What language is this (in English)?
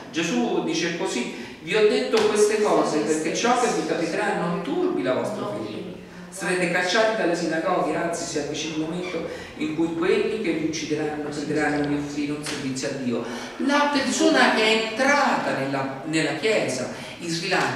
Italian